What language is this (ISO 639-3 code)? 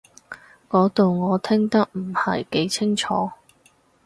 yue